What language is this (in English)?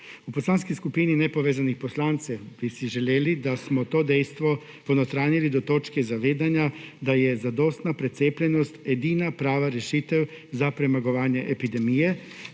Slovenian